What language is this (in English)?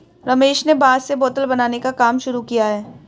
Hindi